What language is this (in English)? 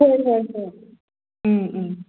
Manipuri